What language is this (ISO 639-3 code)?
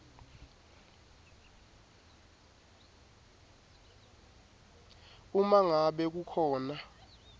ssw